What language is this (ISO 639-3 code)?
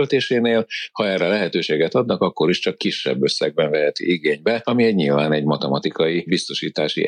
hun